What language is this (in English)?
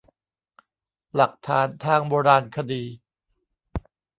Thai